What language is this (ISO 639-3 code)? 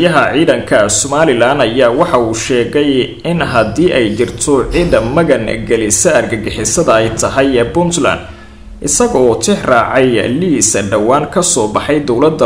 ara